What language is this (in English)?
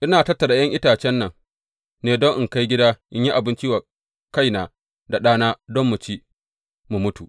Hausa